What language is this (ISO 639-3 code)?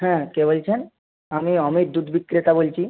ben